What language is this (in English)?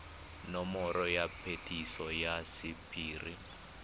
Tswana